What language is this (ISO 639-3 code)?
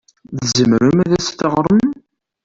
kab